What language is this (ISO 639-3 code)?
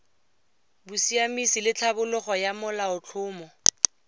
tsn